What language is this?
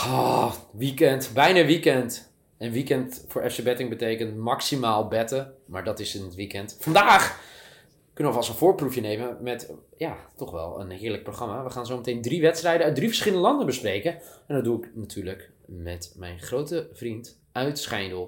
Dutch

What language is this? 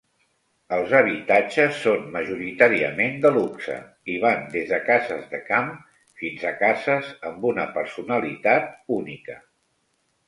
Catalan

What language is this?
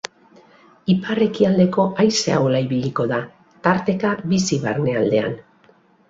Basque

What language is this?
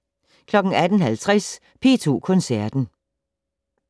Danish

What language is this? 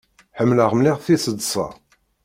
Kabyle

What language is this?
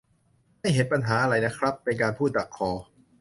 Thai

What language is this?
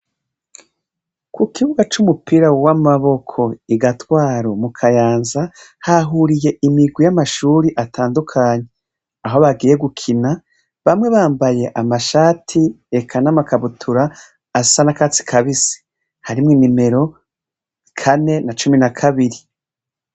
Rundi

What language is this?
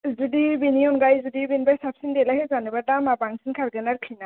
Bodo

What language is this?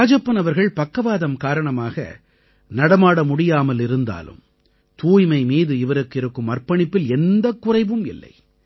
Tamil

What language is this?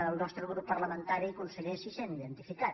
Catalan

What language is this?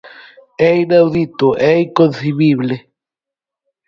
Galician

